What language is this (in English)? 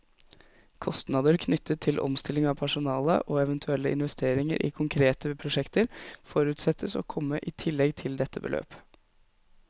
Norwegian